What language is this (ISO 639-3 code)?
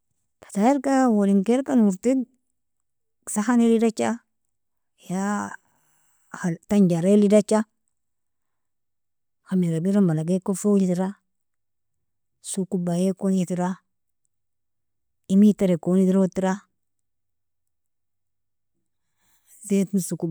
fia